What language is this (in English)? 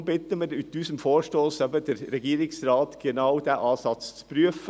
Swiss German